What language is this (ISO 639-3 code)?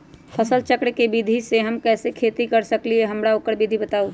mag